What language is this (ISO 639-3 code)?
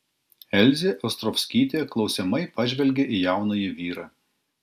lit